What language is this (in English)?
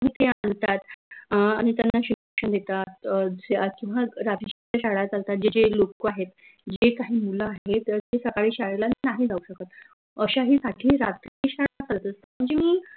Marathi